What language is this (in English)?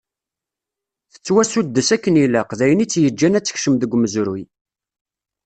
Kabyle